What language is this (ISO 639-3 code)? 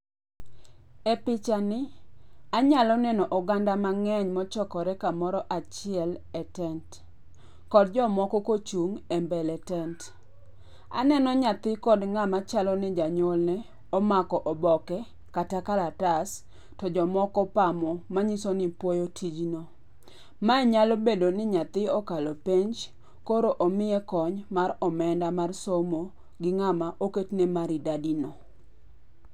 luo